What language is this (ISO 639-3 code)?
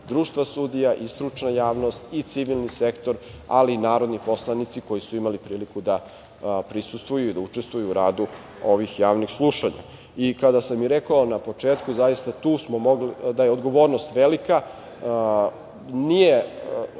srp